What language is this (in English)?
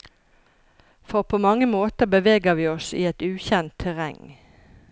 Norwegian